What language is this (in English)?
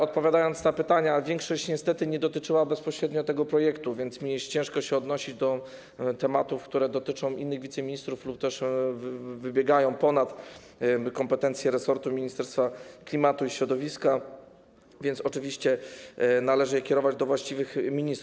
Polish